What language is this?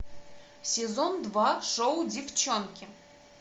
Russian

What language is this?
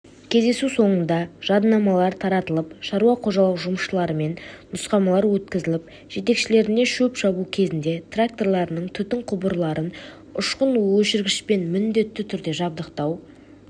Kazakh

